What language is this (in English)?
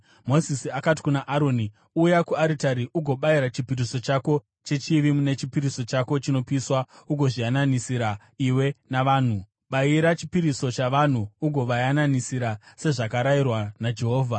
Shona